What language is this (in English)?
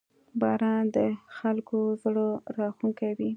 Pashto